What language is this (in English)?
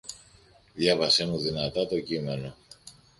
Greek